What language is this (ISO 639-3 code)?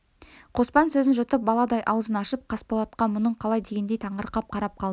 kaz